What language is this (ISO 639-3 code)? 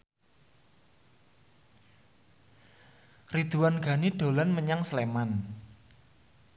jav